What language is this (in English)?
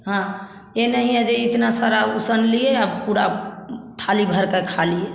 Hindi